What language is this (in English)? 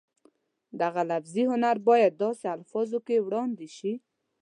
Pashto